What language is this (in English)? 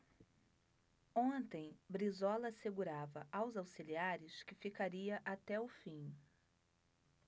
Portuguese